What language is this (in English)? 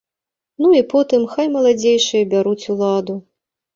Belarusian